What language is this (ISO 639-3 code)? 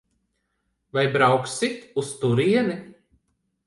lav